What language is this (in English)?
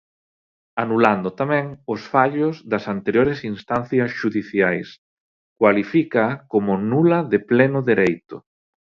Galician